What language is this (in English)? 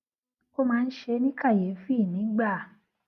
Yoruba